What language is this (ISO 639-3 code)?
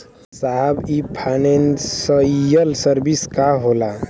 bho